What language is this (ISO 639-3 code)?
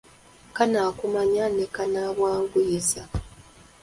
lug